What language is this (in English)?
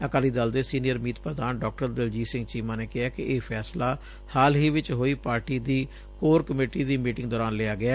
Punjabi